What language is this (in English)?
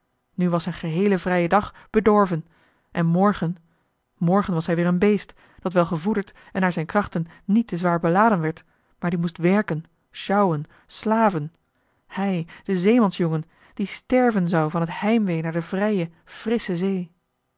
Dutch